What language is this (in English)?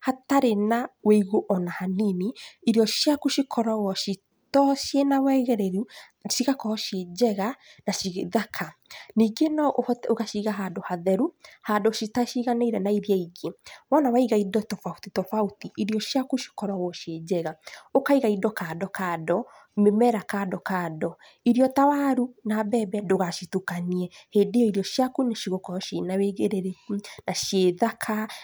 Kikuyu